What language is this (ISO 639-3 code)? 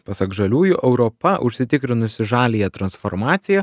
lit